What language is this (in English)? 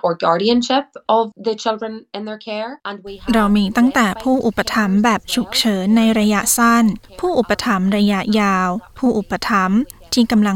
Thai